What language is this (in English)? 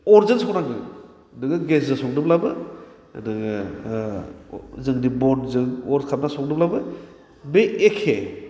Bodo